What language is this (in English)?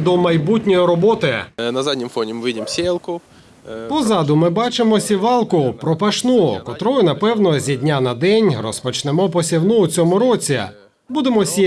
Ukrainian